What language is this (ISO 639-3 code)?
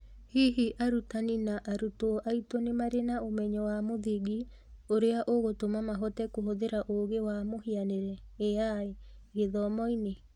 kik